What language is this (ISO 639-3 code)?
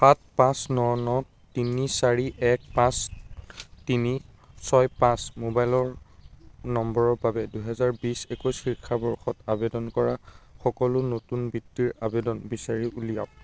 asm